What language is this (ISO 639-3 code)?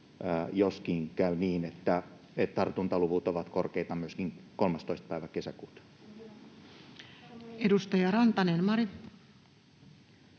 fin